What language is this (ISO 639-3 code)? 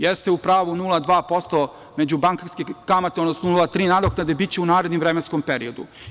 srp